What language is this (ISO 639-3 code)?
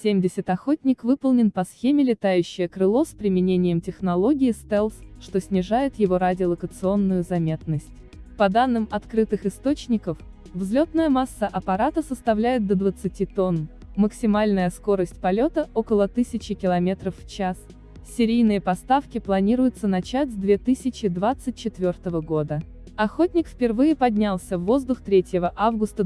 rus